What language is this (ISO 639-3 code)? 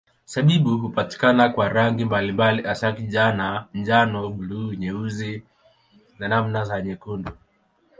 swa